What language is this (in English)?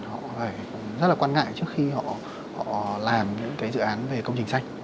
Vietnamese